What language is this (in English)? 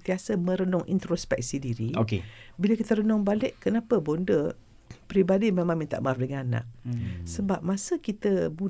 Malay